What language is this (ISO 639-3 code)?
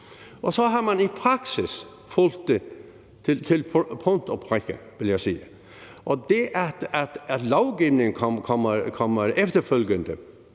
dan